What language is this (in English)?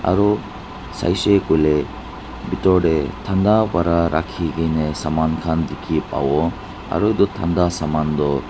Naga Pidgin